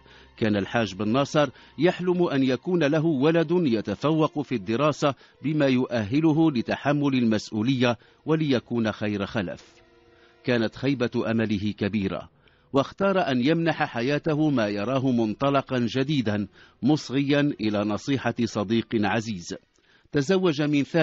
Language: Arabic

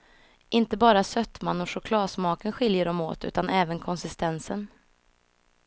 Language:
Swedish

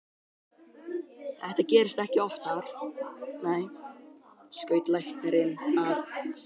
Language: Icelandic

